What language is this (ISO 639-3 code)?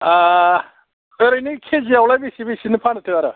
brx